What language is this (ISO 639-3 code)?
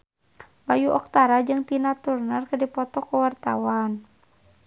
sun